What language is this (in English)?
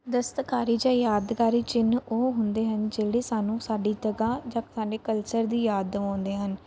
Punjabi